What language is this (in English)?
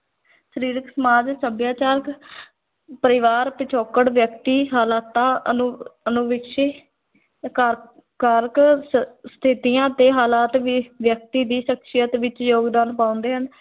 Punjabi